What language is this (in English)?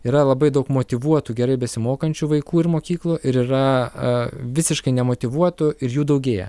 Lithuanian